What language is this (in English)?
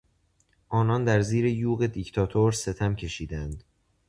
Persian